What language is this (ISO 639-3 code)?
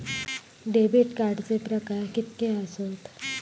mar